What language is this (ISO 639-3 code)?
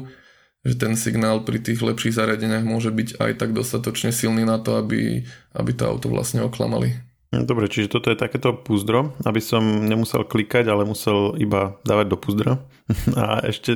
slk